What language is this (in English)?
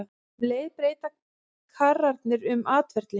Icelandic